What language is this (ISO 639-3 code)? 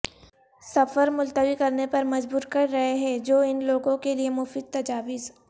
urd